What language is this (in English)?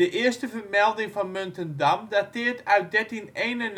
Dutch